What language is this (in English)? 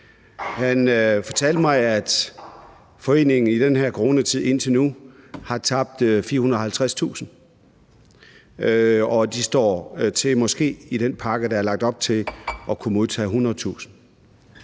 Danish